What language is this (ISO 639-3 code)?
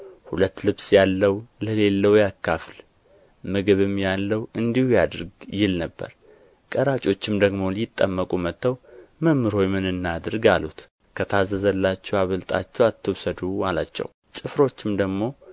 amh